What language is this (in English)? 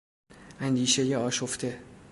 Persian